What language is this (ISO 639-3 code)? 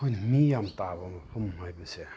mni